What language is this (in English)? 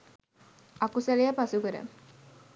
Sinhala